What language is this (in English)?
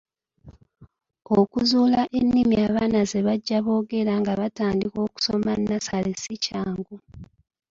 Ganda